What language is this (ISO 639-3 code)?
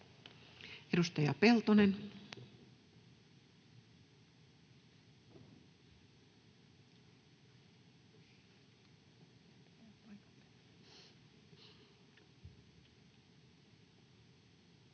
fin